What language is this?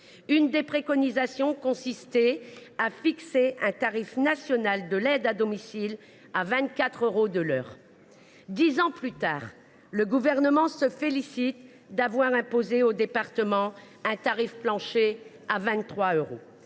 French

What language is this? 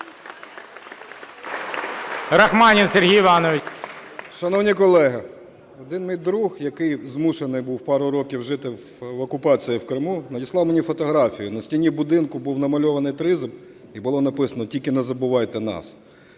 Ukrainian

